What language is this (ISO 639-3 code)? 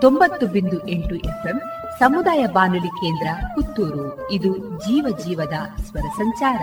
kan